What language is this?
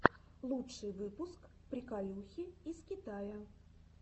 Russian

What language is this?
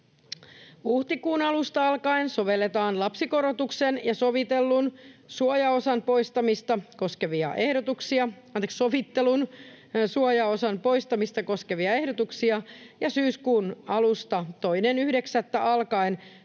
Finnish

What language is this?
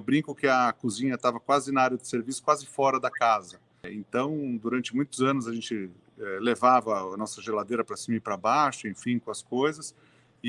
Portuguese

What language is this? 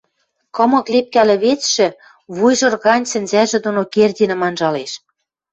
Western Mari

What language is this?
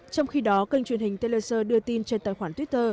Vietnamese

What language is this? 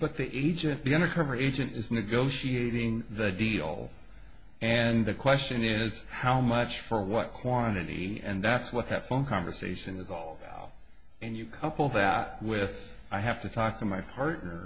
English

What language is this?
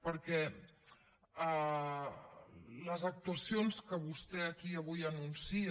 Catalan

